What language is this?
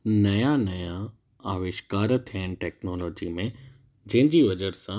Sindhi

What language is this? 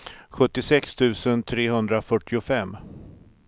Swedish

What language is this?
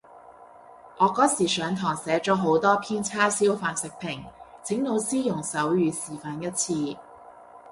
Cantonese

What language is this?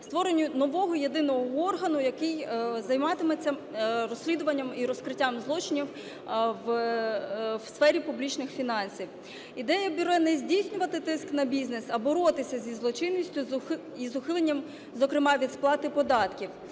Ukrainian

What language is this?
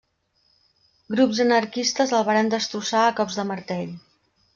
Catalan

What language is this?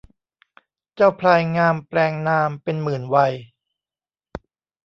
Thai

